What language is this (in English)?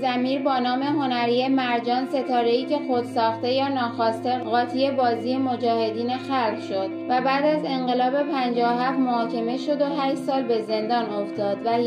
Persian